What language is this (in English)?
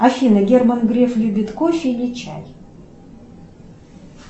Russian